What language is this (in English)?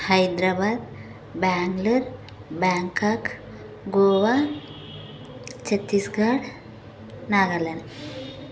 Telugu